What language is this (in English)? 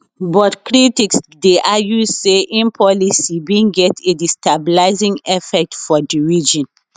Nigerian Pidgin